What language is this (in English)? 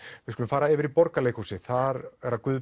Icelandic